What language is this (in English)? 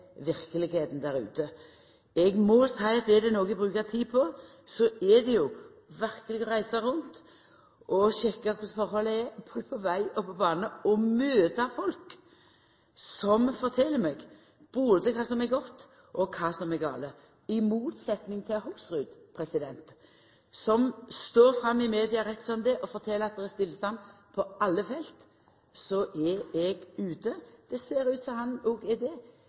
Norwegian Nynorsk